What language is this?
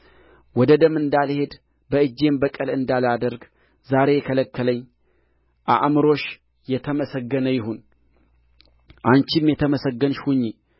Amharic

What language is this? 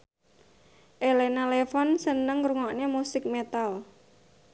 Javanese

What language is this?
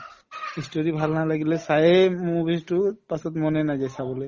Assamese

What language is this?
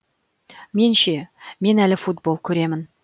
Kazakh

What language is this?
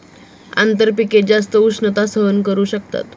Marathi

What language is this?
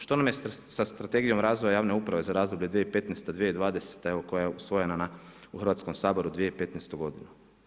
Croatian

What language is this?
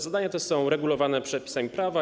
Polish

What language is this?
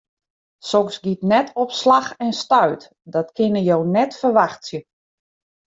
Western Frisian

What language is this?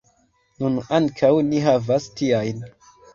Esperanto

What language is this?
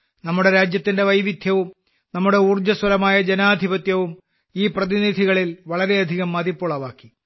Malayalam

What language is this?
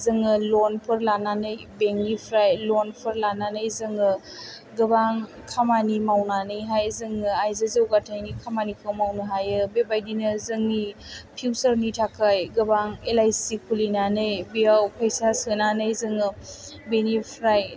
Bodo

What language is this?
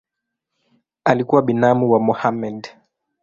Swahili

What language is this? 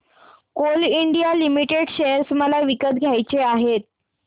Marathi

